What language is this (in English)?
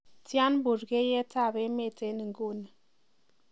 Kalenjin